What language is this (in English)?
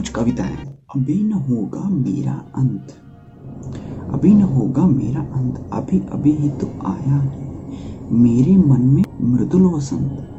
Hindi